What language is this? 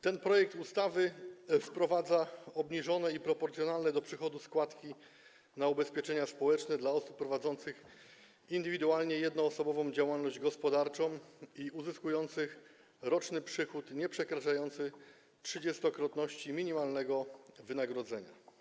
Polish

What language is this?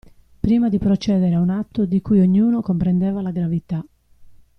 Italian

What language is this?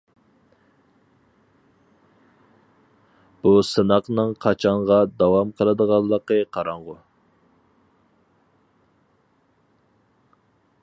Uyghur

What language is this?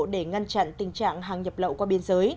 Vietnamese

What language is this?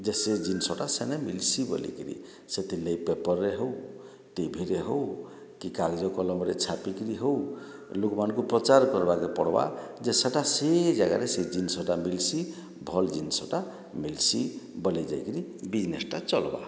Odia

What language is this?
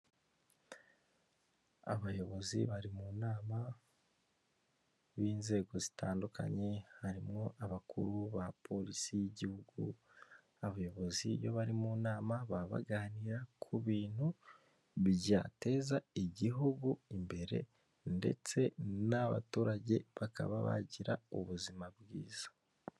Kinyarwanda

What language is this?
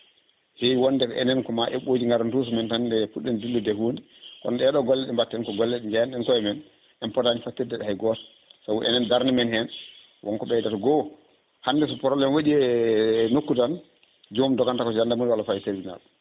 Fula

